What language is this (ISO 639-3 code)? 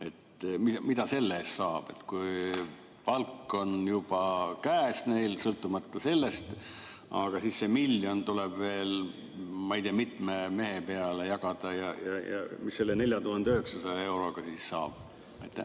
est